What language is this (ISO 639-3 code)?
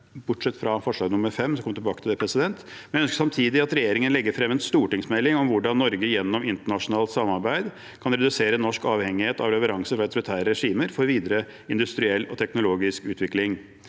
nor